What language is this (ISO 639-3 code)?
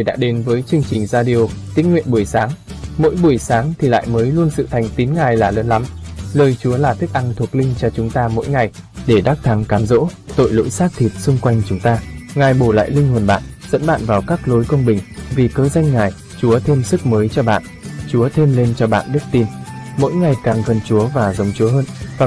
vie